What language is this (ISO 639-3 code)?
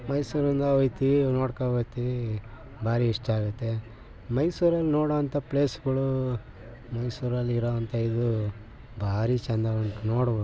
kan